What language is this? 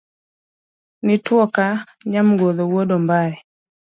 Luo (Kenya and Tanzania)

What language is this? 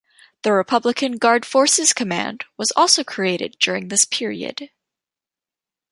English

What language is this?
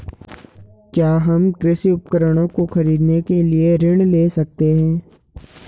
Hindi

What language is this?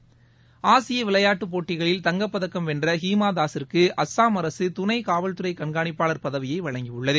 Tamil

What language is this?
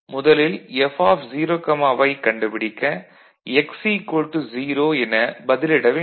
Tamil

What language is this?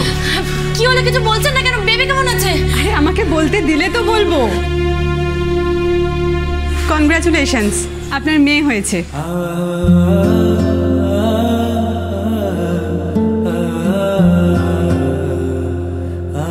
Bangla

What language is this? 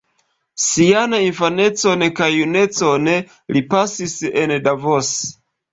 Esperanto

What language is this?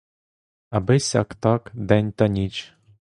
Ukrainian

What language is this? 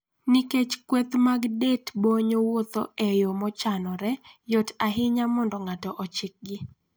Luo (Kenya and Tanzania)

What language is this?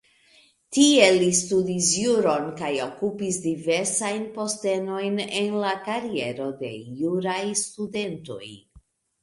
Esperanto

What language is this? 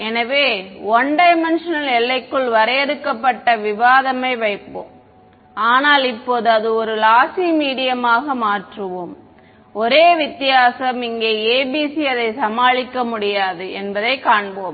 Tamil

